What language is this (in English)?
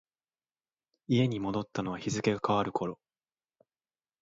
Japanese